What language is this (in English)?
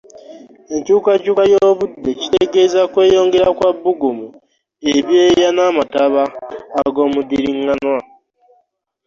Ganda